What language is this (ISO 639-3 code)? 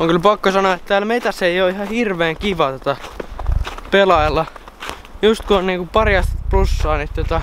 fin